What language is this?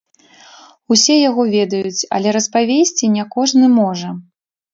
Belarusian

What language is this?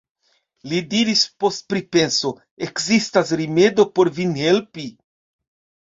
Esperanto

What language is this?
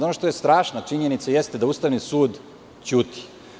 Serbian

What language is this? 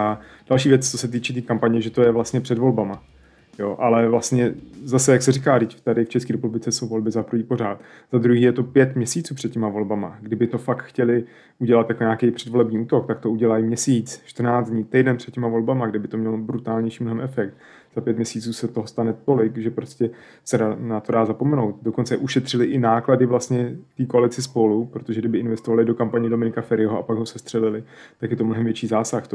Czech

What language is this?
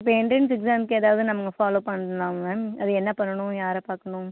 Tamil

